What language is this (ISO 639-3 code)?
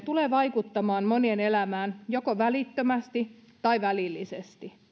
fin